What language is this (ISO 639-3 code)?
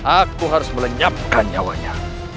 ind